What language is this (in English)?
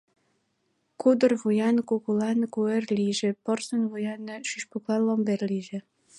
Mari